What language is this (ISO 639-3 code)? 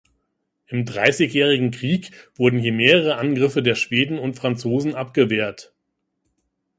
deu